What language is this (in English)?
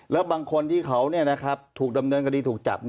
Thai